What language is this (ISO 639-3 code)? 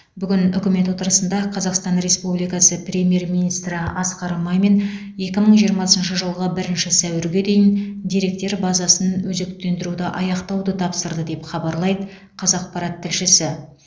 kaz